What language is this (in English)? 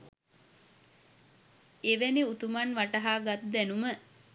Sinhala